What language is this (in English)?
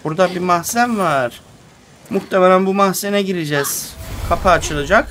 Turkish